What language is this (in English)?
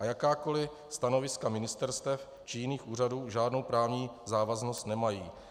Czech